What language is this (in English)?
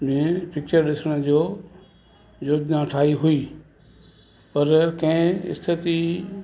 Sindhi